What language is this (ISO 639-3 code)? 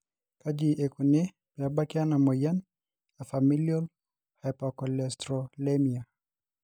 mas